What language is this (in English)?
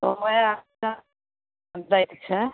Maithili